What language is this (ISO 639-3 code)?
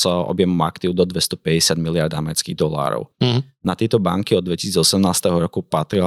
slk